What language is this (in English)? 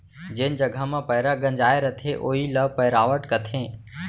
Chhattisgarhi